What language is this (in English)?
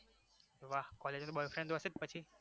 Gujarati